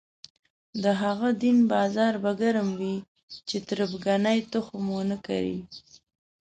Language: Pashto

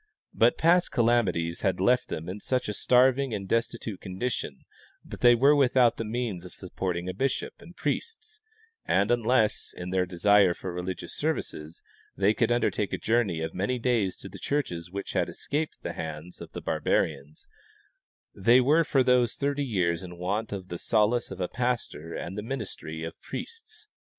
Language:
English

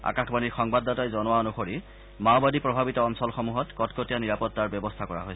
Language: Assamese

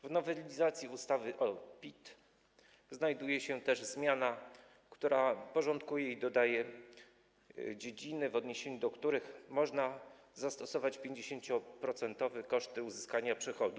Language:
Polish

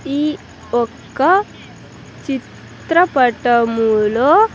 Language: Telugu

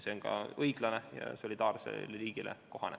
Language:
Estonian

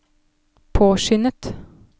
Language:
Norwegian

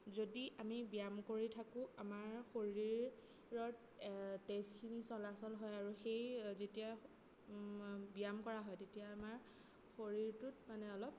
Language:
Assamese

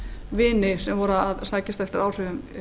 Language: Icelandic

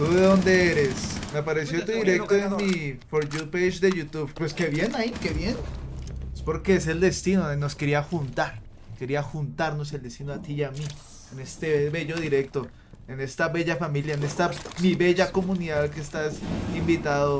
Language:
Spanish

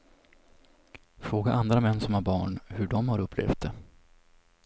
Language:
Swedish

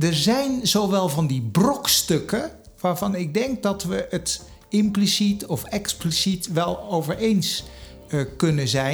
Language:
Dutch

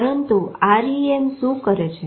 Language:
Gujarati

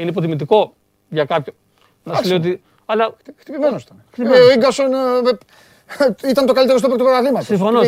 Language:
Greek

